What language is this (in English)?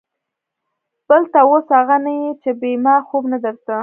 Pashto